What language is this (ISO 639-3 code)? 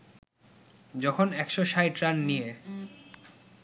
ben